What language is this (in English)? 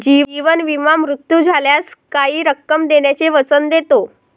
Marathi